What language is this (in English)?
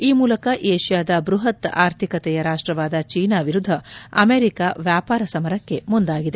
Kannada